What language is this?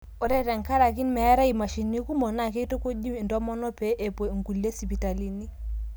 Masai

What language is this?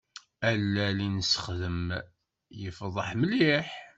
Kabyle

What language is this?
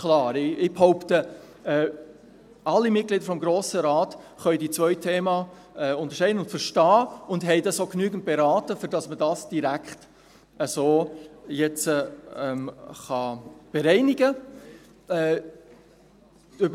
Swiss German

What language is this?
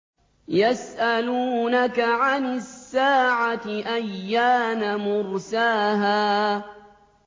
Arabic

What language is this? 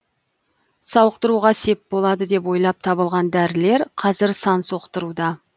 Kazakh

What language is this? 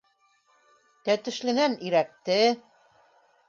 Bashkir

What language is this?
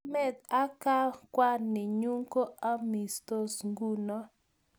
Kalenjin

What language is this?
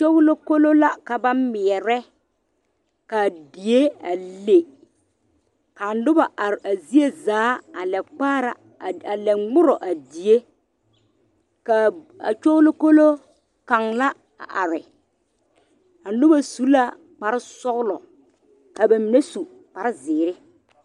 Southern Dagaare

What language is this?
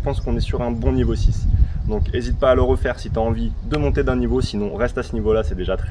French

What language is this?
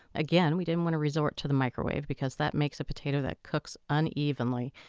English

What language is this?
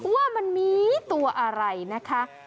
Thai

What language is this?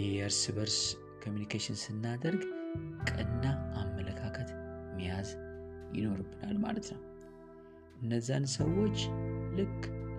Amharic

